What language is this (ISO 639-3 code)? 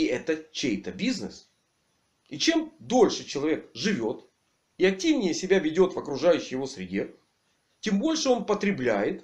rus